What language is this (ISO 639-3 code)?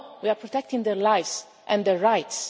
eng